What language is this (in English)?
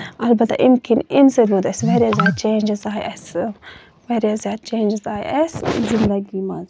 Kashmiri